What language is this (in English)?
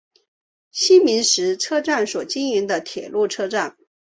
Chinese